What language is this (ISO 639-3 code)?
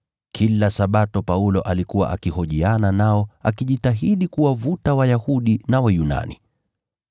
swa